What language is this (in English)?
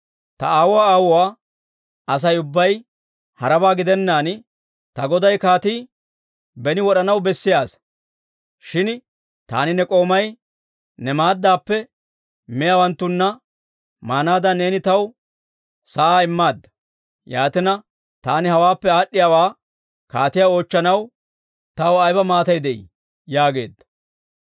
Dawro